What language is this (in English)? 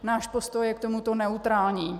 Czech